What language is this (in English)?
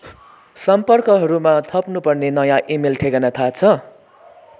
Nepali